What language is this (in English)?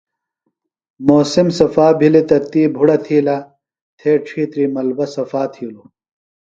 Phalura